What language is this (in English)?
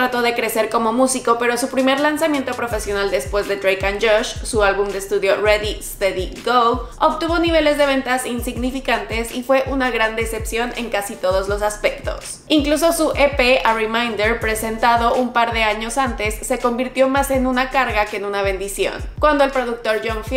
Spanish